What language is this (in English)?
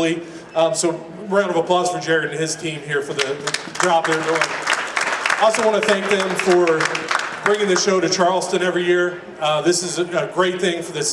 English